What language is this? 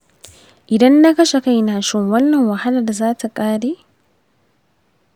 Hausa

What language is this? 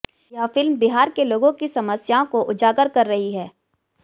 Hindi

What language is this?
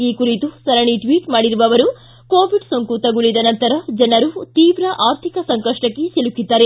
Kannada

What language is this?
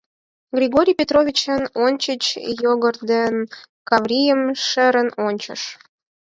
Mari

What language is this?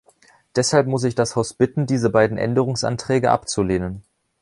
German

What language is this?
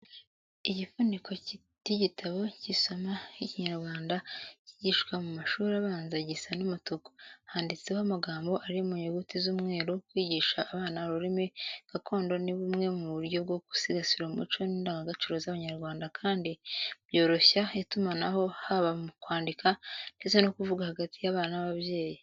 Kinyarwanda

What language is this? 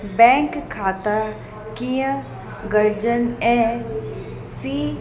Sindhi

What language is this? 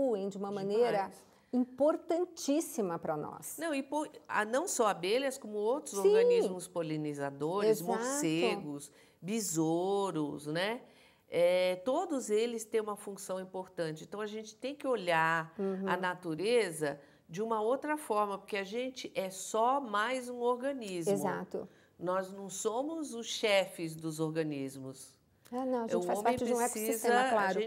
Portuguese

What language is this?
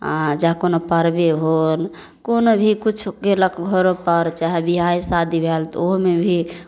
Maithili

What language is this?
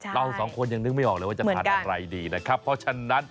Thai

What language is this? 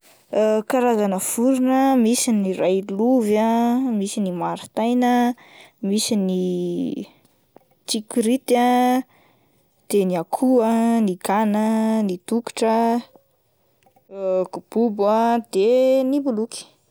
Malagasy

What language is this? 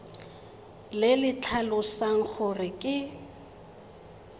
Tswana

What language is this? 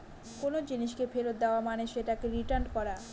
Bangla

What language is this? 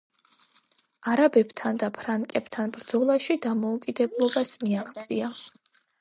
Georgian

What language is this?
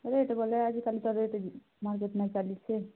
Odia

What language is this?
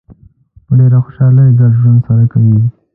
Pashto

